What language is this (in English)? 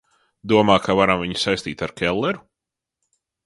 Latvian